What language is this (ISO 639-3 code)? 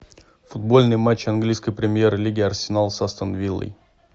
rus